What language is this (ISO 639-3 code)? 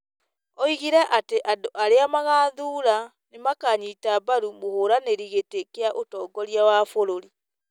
kik